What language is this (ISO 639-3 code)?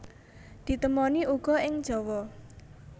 jav